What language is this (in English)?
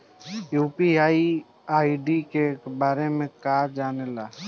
Bhojpuri